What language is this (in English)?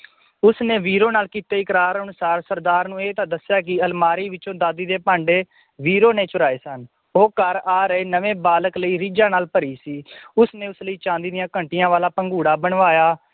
Punjabi